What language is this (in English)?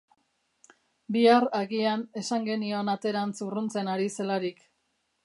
Basque